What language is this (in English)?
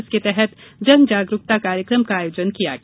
Hindi